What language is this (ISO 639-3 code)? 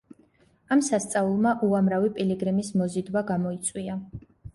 kat